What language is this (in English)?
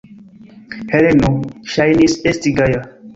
Esperanto